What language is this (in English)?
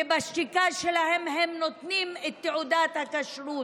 Hebrew